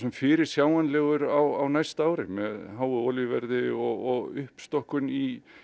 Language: Icelandic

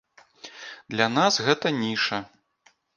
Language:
Belarusian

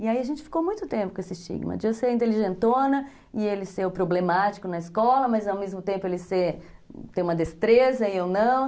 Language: Portuguese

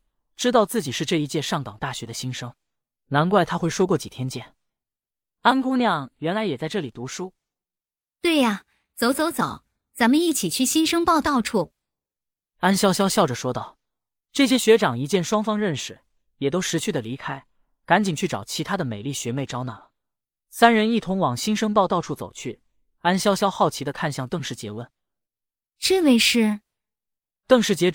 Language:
Chinese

